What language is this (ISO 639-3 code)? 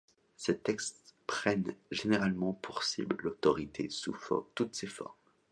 fra